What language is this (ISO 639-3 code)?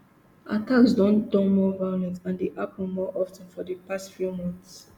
pcm